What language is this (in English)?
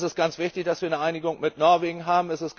German